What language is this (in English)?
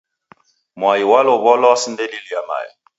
Taita